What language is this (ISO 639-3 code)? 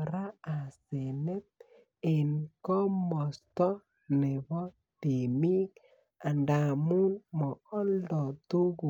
kln